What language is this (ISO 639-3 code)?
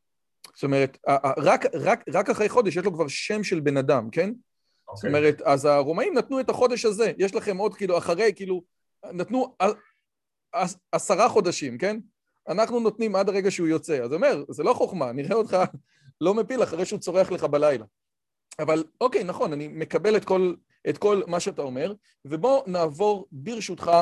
heb